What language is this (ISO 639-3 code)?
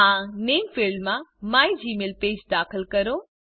guj